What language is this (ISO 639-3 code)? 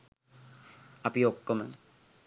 sin